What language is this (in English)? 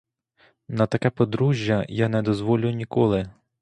Ukrainian